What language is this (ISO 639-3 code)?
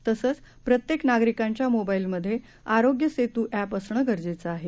mar